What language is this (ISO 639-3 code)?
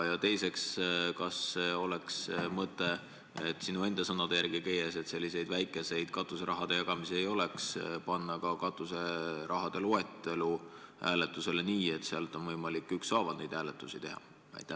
est